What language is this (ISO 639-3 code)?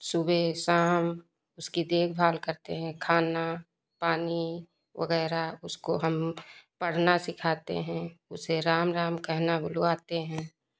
hin